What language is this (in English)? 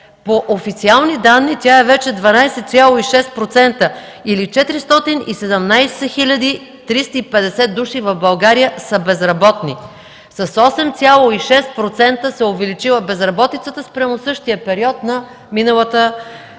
Bulgarian